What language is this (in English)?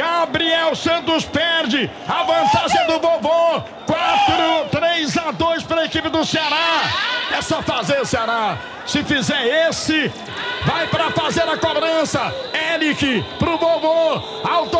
Portuguese